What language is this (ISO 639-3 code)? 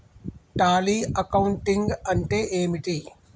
tel